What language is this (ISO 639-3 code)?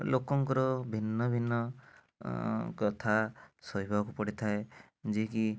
ori